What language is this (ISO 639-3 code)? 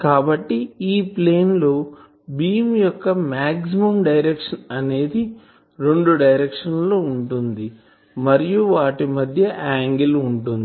tel